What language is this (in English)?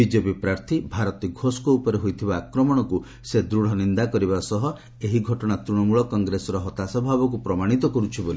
Odia